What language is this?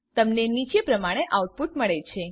Gujarati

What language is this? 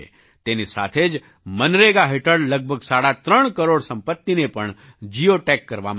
Gujarati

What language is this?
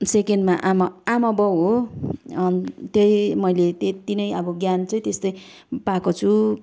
Nepali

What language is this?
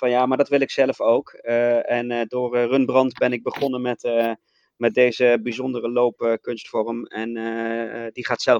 Dutch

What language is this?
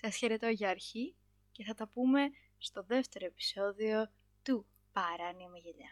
Greek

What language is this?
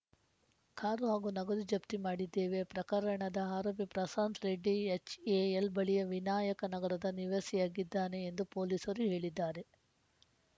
Kannada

